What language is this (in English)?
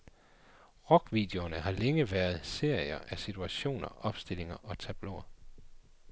Danish